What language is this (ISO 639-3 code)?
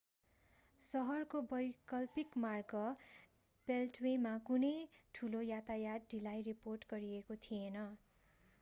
nep